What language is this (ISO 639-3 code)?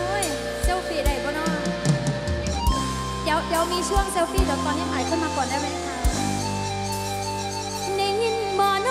tha